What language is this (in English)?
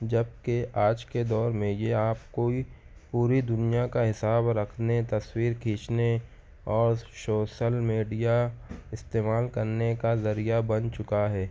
Urdu